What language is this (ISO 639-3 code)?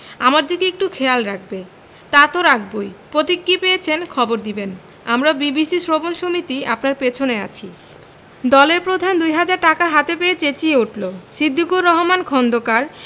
ben